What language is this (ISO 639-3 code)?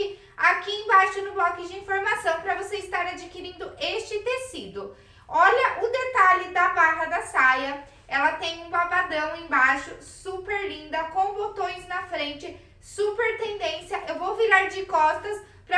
por